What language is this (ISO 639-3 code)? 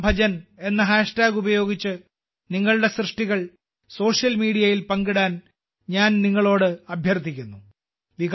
mal